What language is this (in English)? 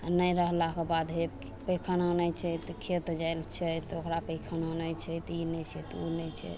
Maithili